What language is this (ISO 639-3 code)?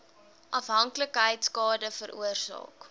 afr